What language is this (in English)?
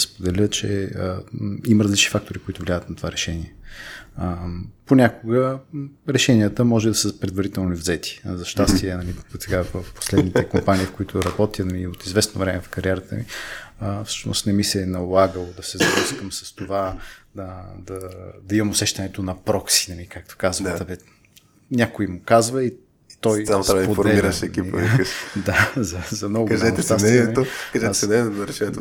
Bulgarian